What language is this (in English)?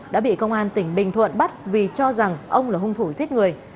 Vietnamese